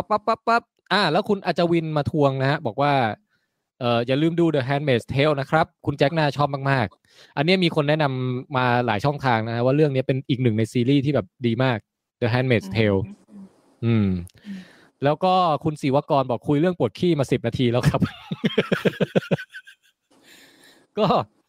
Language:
Thai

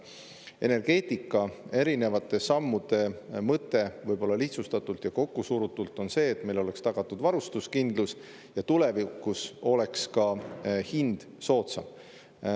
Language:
Estonian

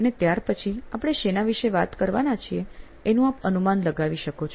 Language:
Gujarati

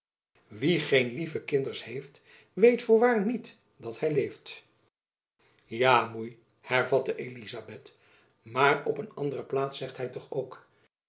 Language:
Dutch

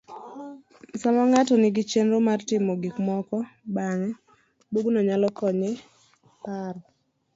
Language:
Luo (Kenya and Tanzania)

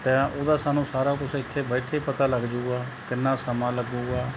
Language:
Punjabi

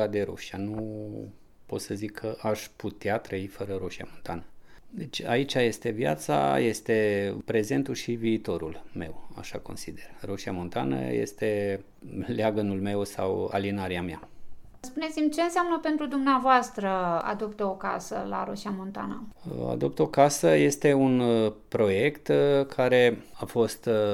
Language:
Romanian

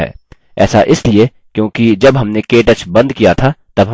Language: Hindi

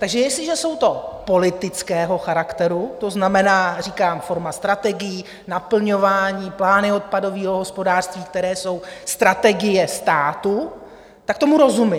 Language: Czech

